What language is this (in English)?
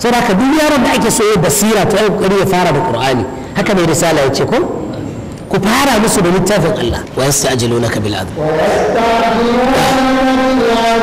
Arabic